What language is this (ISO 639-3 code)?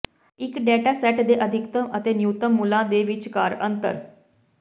pan